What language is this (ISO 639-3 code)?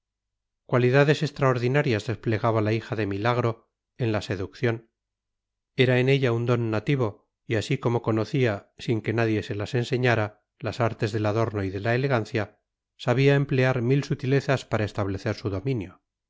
spa